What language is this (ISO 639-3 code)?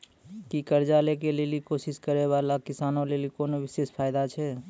mai